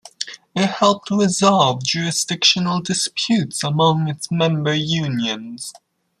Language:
English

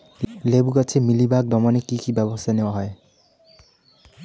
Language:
Bangla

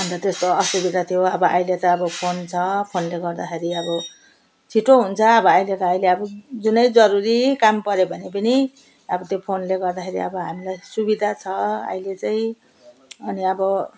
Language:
Nepali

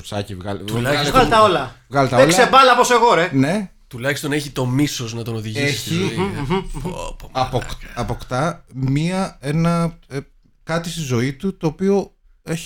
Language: Greek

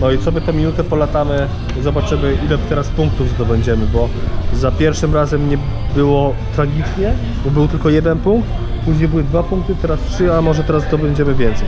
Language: Polish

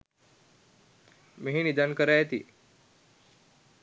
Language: Sinhala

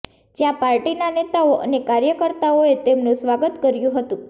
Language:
Gujarati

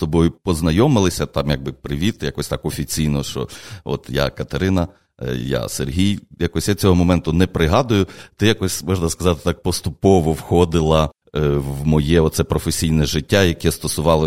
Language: Ukrainian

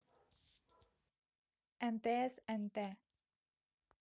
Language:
Russian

